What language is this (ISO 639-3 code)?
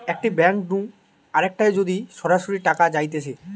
ben